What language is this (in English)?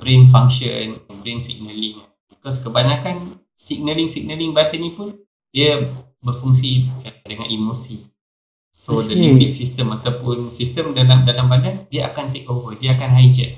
Malay